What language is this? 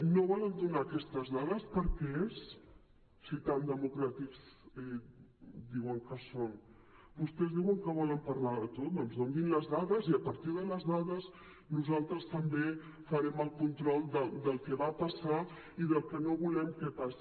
Catalan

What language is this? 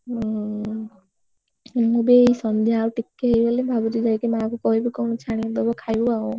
Odia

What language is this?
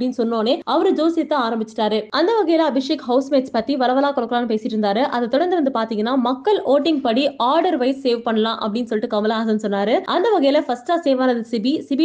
Tamil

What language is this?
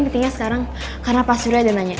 Indonesian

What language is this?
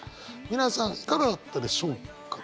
Japanese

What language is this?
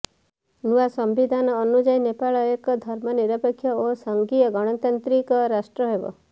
Odia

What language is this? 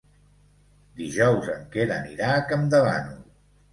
Catalan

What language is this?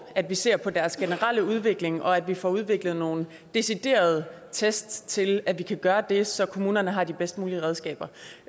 Danish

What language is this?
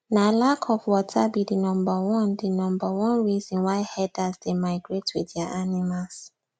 Nigerian Pidgin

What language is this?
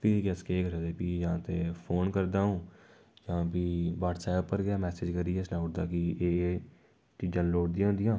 Dogri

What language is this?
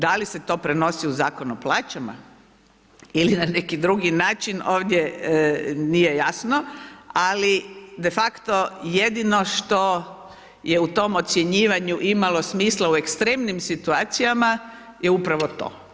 Croatian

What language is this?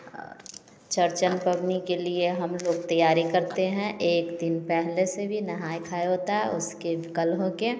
Hindi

